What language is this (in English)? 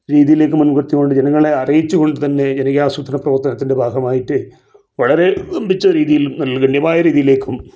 Malayalam